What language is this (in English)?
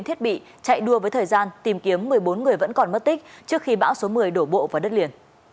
Vietnamese